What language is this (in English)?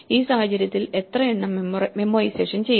Malayalam